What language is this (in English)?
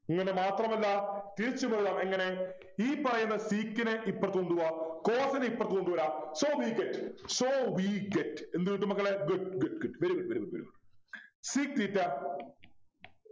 Malayalam